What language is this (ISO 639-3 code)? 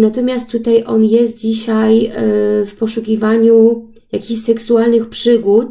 pol